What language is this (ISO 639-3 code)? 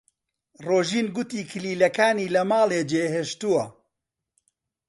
ckb